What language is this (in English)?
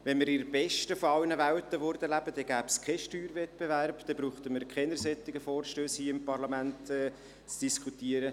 Swiss German